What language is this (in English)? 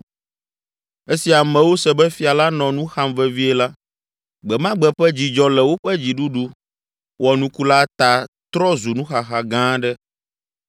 Ewe